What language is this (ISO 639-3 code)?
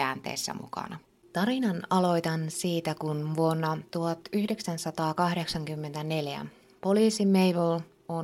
fin